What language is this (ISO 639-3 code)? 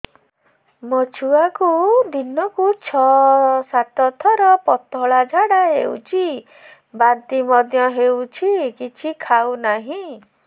ori